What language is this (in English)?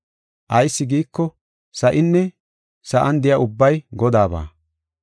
Gofa